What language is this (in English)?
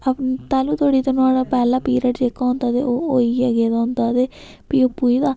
Dogri